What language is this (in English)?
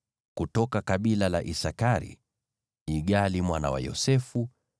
Swahili